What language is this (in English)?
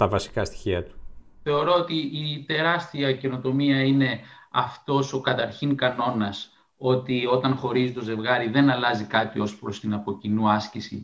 Greek